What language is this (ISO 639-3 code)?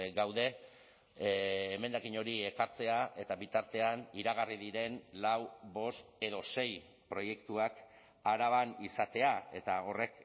eus